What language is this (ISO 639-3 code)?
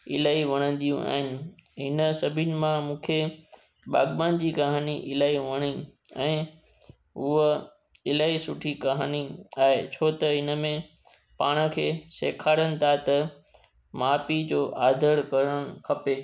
snd